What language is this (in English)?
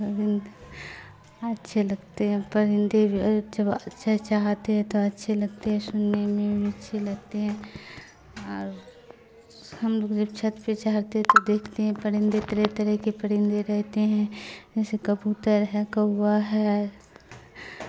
Urdu